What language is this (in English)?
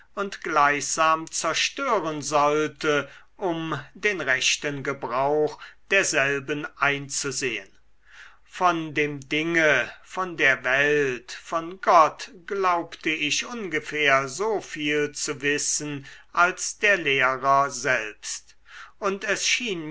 German